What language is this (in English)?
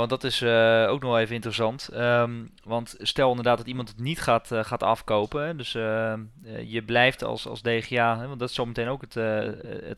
Dutch